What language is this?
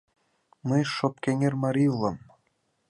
Mari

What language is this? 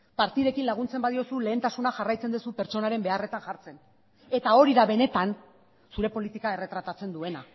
Basque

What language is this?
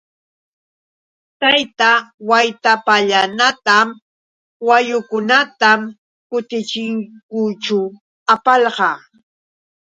Yauyos Quechua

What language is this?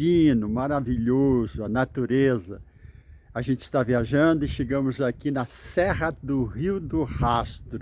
Portuguese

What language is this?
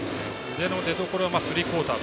Japanese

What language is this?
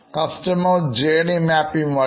Malayalam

